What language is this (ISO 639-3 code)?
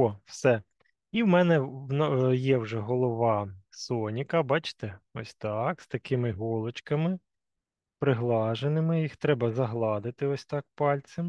ukr